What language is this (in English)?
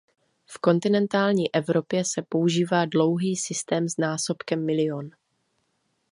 Czech